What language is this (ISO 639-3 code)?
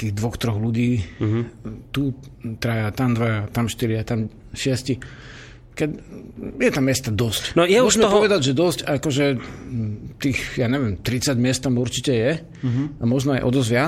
slk